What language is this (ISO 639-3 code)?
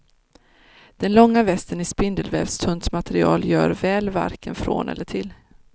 swe